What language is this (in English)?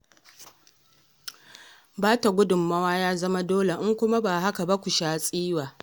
Hausa